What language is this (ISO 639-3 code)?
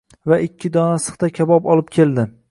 uzb